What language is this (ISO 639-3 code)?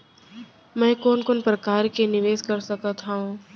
hne